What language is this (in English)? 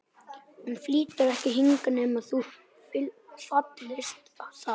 Icelandic